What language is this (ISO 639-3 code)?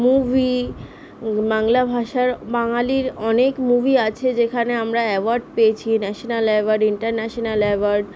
ben